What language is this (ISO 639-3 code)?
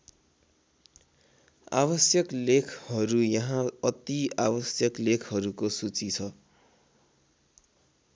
nep